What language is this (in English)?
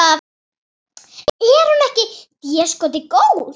Icelandic